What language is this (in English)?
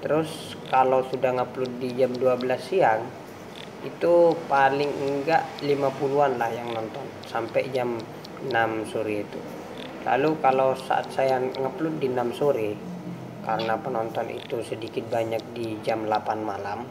Indonesian